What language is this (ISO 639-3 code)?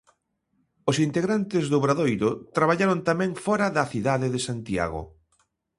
glg